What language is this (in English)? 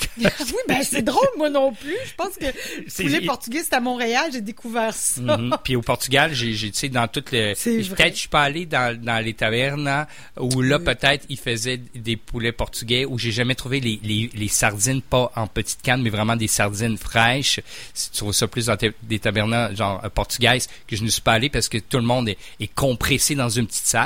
French